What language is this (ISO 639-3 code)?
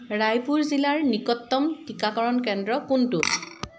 asm